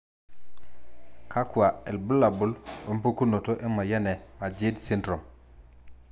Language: Masai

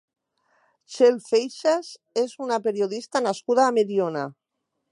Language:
Catalan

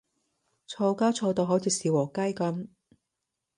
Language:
Cantonese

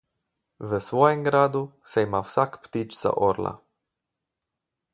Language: Slovenian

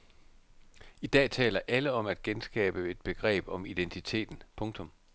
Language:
Danish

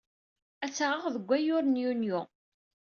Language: Kabyle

